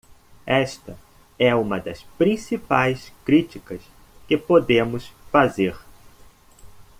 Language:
Portuguese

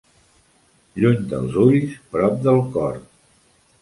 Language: Catalan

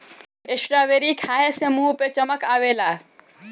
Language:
Bhojpuri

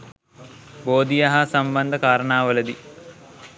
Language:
Sinhala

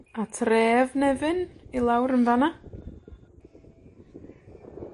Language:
Welsh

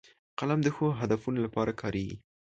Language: Pashto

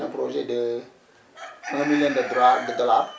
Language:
Wolof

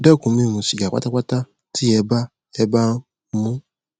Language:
Yoruba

